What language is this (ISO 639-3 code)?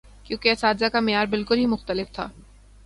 urd